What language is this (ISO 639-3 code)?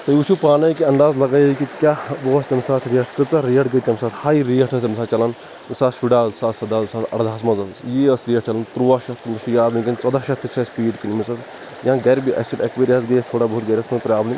kas